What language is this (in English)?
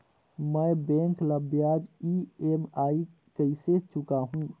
Chhattisgarhi